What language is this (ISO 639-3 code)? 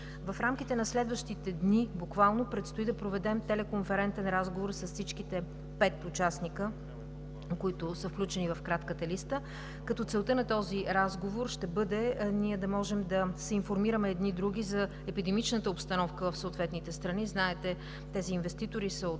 bul